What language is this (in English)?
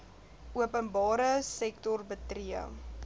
Afrikaans